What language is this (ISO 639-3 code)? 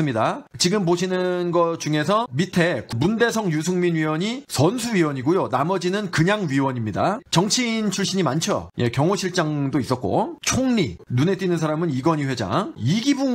kor